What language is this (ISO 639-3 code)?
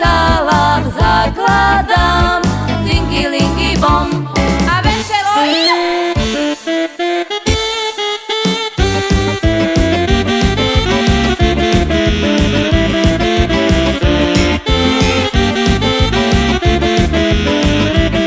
slk